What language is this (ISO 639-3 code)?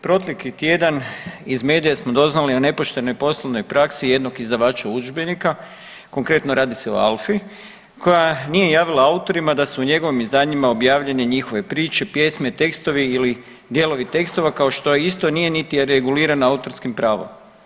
hrv